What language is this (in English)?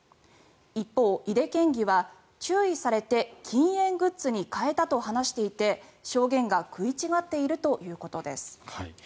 Japanese